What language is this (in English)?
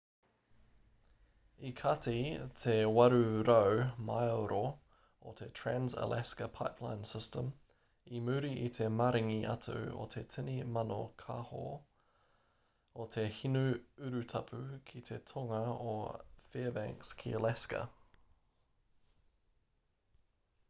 Māori